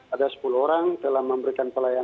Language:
Indonesian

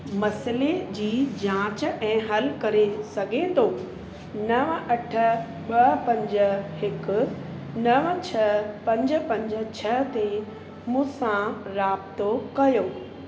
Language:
Sindhi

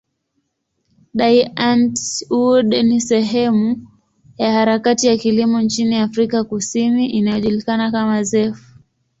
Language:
Swahili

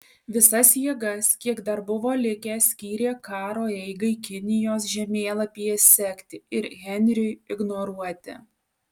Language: Lithuanian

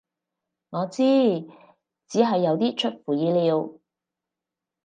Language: Cantonese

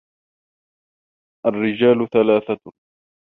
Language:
Arabic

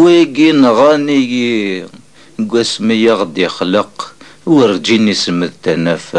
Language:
Arabic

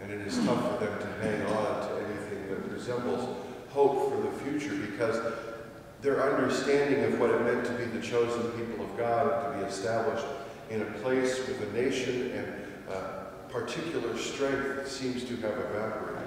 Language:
English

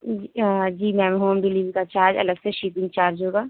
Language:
Urdu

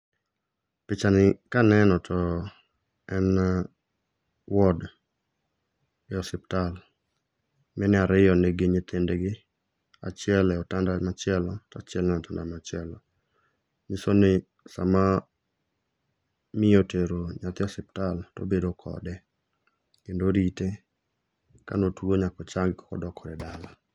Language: Luo (Kenya and Tanzania)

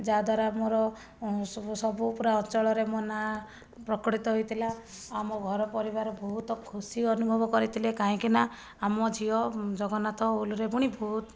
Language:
Odia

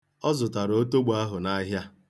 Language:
Igbo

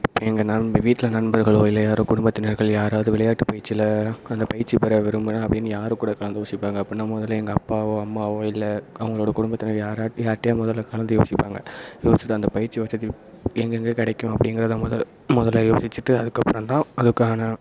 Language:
Tamil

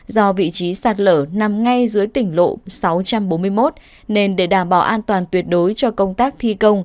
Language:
Vietnamese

